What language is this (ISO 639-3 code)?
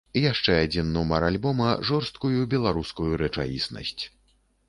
bel